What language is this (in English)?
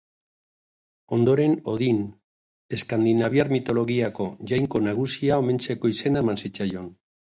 Basque